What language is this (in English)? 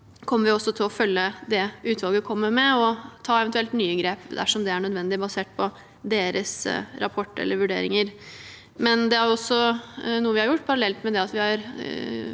Norwegian